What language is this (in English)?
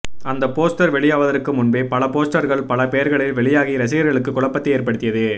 Tamil